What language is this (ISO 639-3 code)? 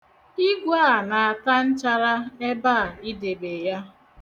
ibo